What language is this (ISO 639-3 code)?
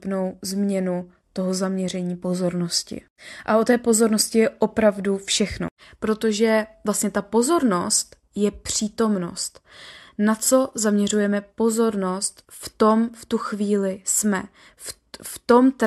ces